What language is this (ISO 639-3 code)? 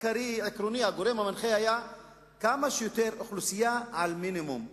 heb